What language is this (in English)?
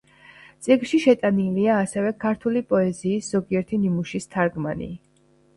Georgian